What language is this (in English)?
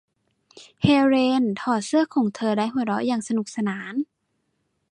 Thai